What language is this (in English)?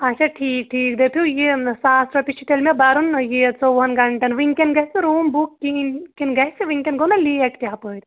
Kashmiri